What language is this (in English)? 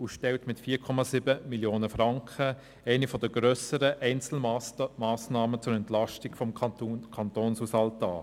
Swiss German